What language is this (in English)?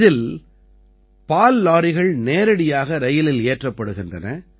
Tamil